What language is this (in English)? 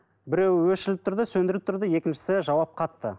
Kazakh